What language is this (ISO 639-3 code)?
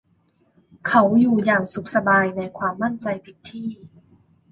tha